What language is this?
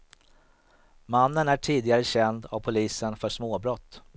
Swedish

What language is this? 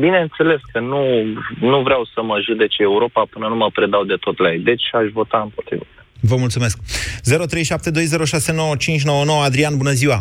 Romanian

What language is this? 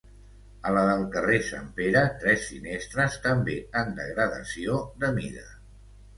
Catalan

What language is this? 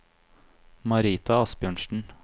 Norwegian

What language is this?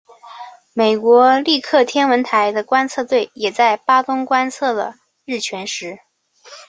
Chinese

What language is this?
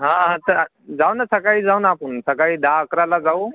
Marathi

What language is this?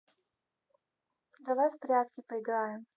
Russian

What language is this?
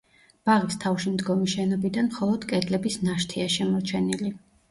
Georgian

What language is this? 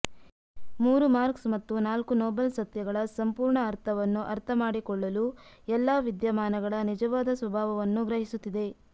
Kannada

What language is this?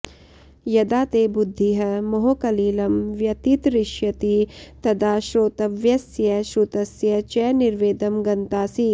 Sanskrit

